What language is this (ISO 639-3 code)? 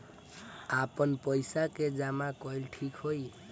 bho